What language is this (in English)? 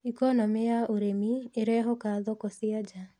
Kikuyu